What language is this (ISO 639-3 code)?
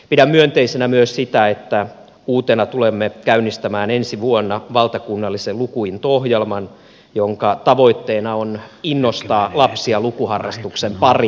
fin